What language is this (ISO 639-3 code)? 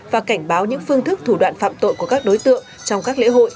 vie